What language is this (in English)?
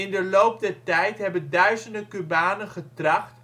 Dutch